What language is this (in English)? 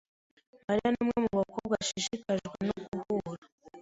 Kinyarwanda